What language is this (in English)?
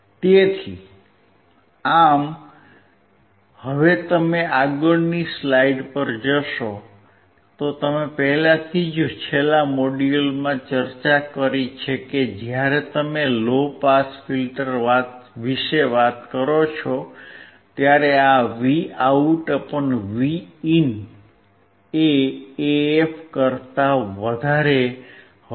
Gujarati